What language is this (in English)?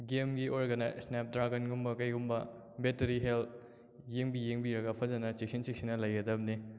Manipuri